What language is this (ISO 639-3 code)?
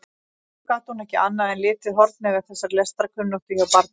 isl